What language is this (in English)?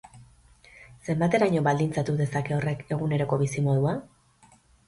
Basque